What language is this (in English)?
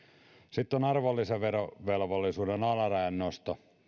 Finnish